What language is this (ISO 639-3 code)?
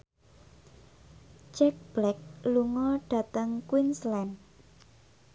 jav